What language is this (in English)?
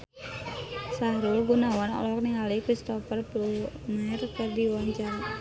Sundanese